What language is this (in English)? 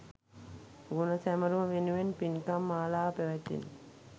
Sinhala